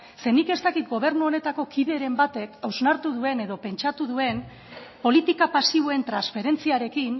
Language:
Basque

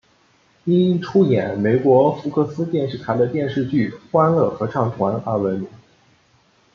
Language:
Chinese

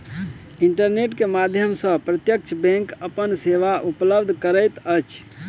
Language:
Maithili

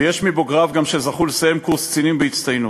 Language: Hebrew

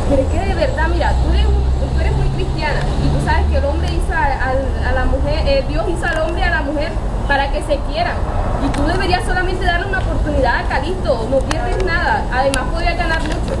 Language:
Spanish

